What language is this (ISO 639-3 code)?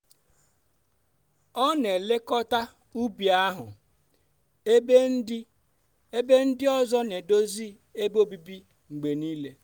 ibo